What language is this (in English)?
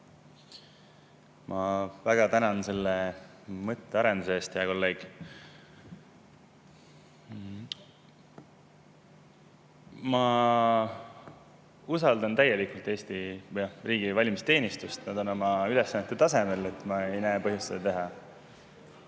Estonian